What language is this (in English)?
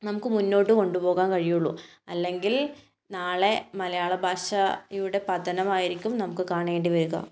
Malayalam